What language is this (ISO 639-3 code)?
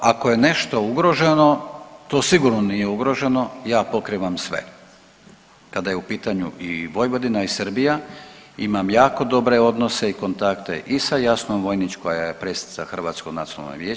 hrv